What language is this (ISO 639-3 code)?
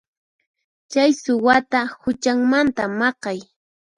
qxp